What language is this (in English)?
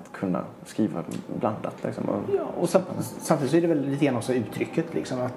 Swedish